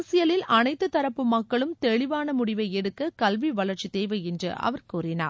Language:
Tamil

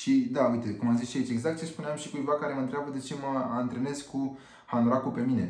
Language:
Romanian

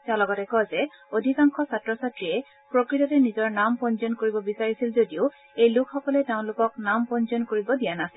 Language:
Assamese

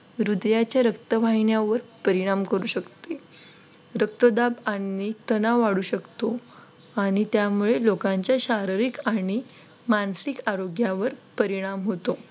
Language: Marathi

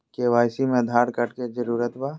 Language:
Magahi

